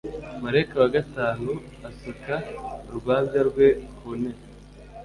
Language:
Kinyarwanda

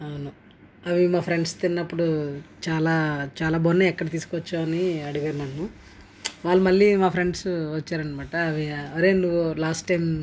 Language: Telugu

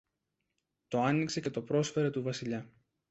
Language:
Greek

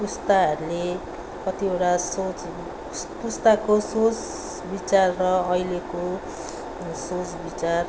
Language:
Nepali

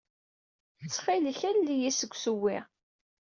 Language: Kabyle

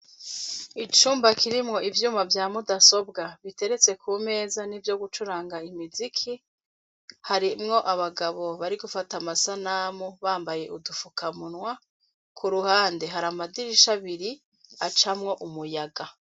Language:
Rundi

